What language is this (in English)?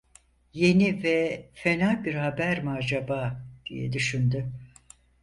Turkish